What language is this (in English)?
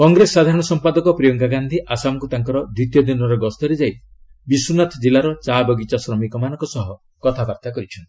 Odia